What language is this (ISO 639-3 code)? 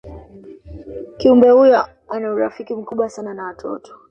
swa